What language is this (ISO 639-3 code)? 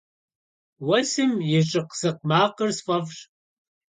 kbd